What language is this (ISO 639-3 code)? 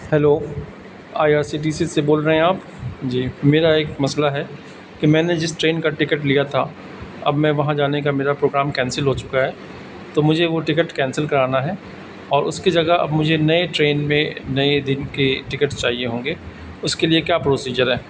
urd